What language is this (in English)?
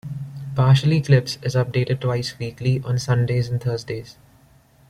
English